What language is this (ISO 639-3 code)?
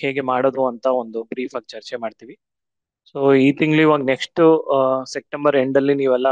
kan